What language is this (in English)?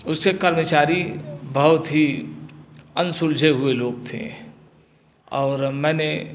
Hindi